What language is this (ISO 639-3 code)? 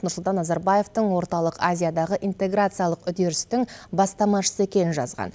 kaz